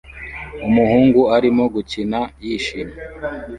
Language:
Kinyarwanda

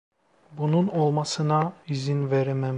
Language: Turkish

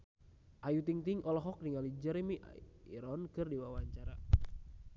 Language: Sundanese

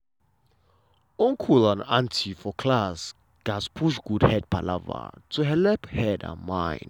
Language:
Nigerian Pidgin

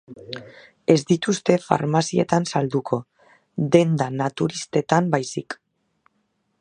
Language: Basque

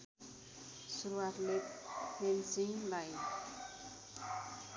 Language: Nepali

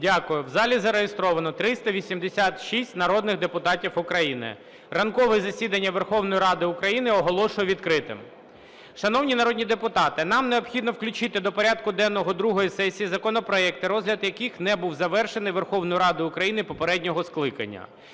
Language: Ukrainian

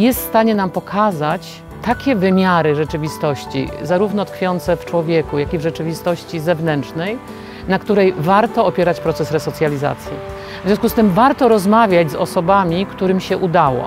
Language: Polish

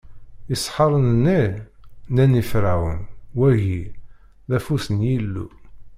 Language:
Kabyle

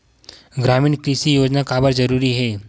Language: Chhattisgarhi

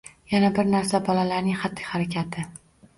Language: Uzbek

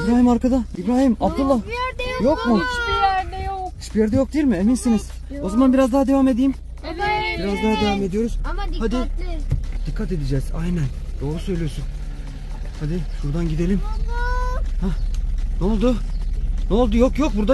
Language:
Turkish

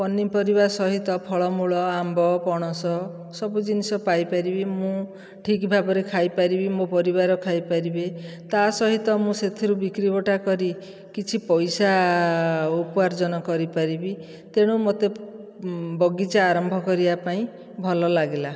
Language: Odia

